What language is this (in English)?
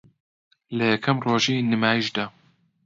Central Kurdish